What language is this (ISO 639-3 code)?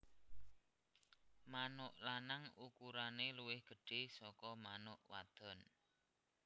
jav